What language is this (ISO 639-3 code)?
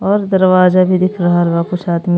bho